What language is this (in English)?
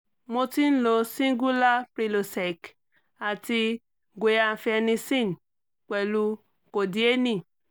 Yoruba